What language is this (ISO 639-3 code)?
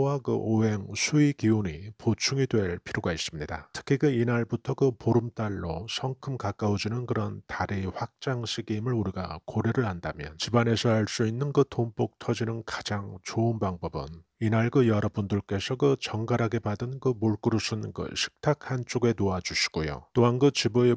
kor